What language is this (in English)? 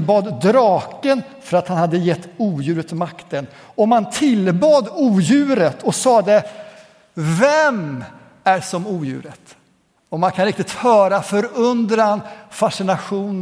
Swedish